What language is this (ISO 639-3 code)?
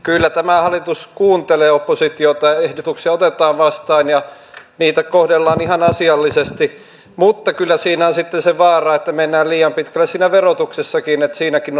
fin